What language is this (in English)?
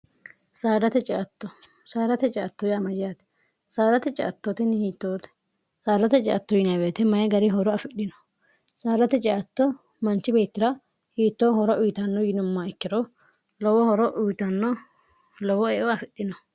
Sidamo